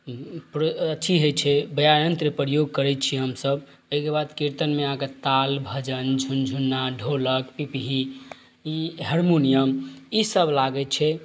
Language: Maithili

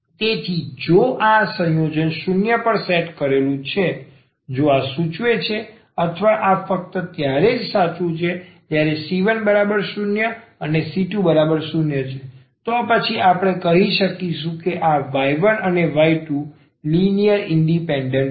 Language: Gujarati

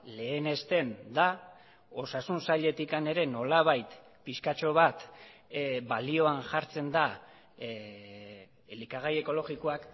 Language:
Basque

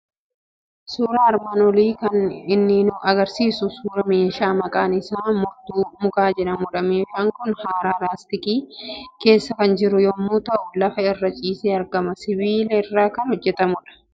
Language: Oromo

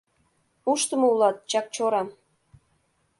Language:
Mari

